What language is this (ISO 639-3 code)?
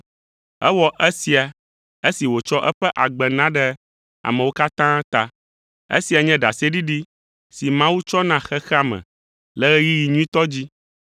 ewe